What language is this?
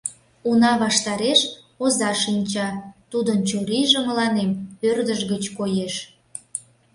Mari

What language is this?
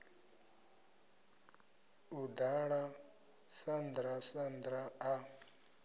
Venda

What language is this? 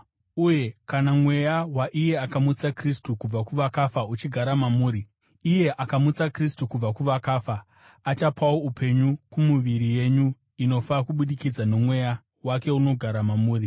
Shona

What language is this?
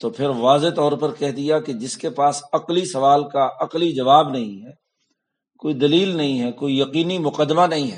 Urdu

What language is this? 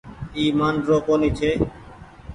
Goaria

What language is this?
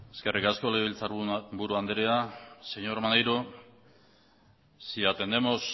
Basque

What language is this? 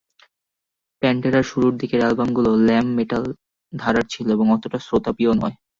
Bangla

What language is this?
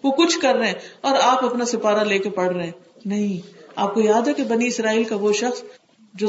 Urdu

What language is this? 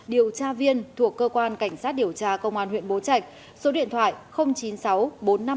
Vietnamese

